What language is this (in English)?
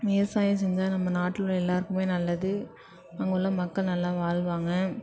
Tamil